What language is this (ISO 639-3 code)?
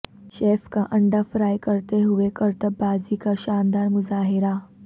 urd